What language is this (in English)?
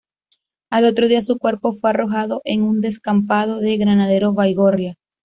Spanish